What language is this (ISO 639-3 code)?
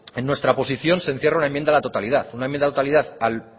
spa